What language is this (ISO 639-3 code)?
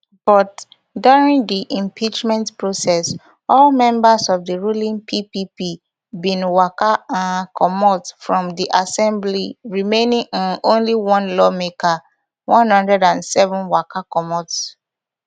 pcm